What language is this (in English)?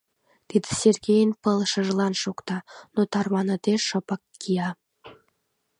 Mari